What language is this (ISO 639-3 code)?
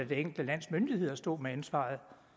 dan